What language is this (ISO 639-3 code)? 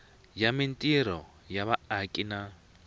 tso